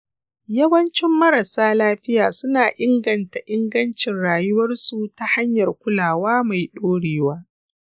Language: Hausa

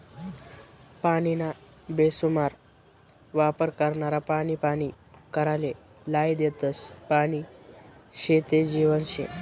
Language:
Marathi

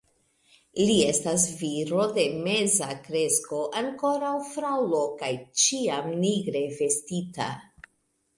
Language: Esperanto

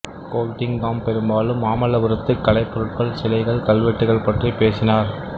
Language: Tamil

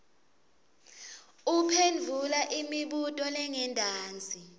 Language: Swati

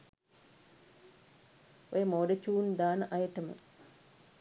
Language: Sinhala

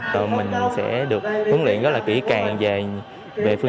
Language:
Vietnamese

